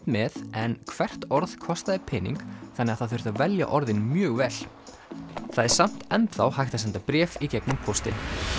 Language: Icelandic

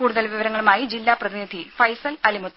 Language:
Malayalam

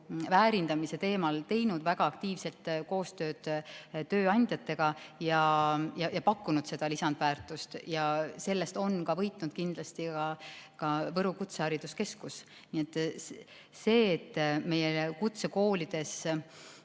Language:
Estonian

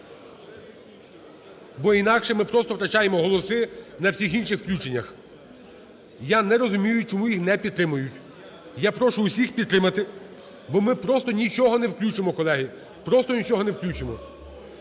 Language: Ukrainian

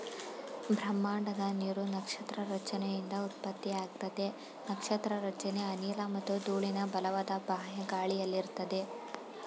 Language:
Kannada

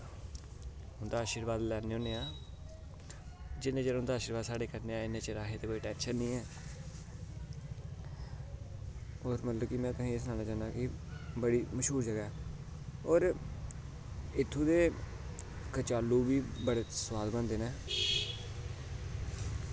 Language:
Dogri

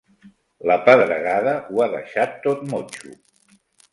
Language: Catalan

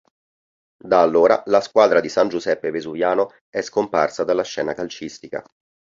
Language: Italian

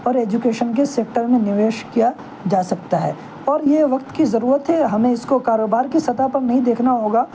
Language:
Urdu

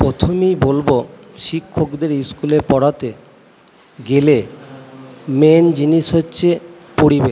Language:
Bangla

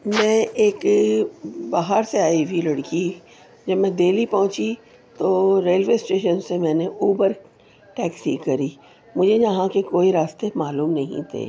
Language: Urdu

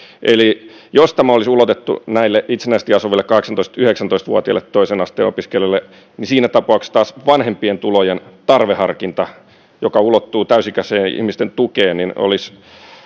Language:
Finnish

